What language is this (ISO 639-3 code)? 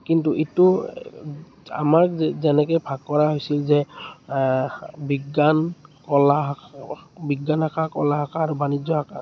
asm